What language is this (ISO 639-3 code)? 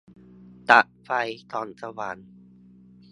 tha